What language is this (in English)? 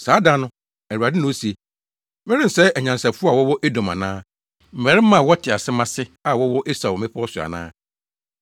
Akan